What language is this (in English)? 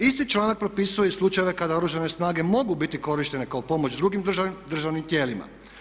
Croatian